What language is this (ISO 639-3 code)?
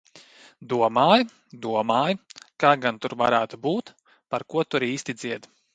lav